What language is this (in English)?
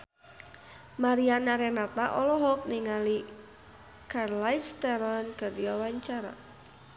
Sundanese